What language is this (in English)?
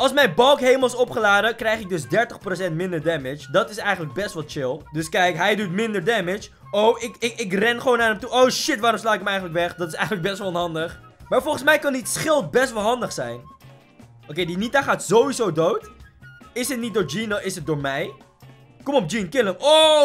Dutch